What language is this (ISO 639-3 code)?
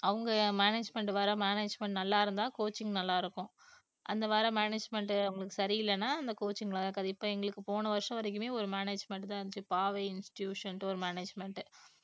tam